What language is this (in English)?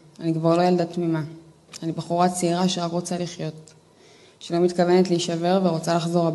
Hebrew